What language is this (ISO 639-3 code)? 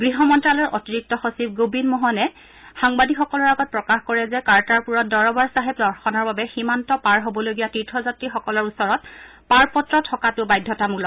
asm